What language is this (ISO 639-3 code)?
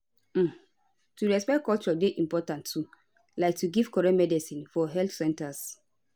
pcm